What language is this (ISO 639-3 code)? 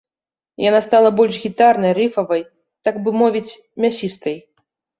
bel